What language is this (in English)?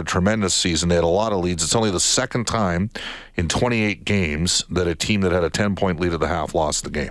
English